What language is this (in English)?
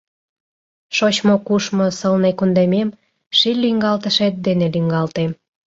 Mari